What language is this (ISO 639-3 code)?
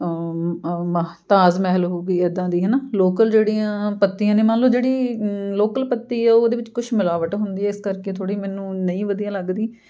pan